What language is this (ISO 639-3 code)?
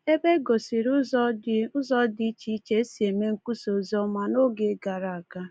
ibo